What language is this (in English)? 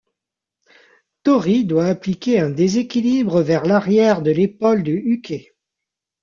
French